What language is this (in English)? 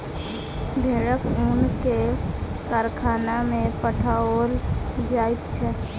Maithili